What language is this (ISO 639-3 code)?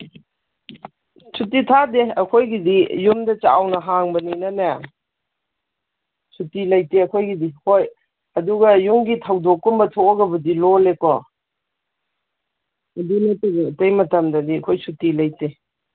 mni